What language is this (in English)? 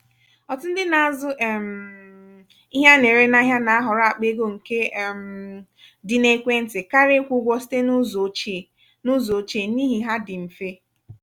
Igbo